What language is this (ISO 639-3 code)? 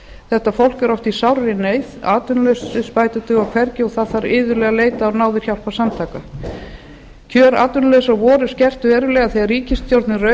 isl